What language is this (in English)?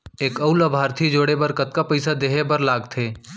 Chhattisgarhi